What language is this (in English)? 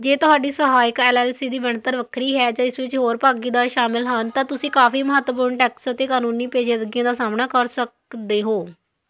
Punjabi